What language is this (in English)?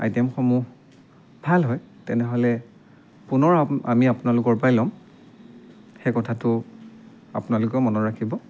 Assamese